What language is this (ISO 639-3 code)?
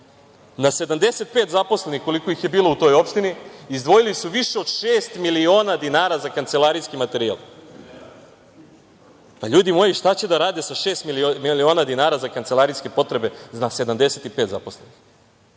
srp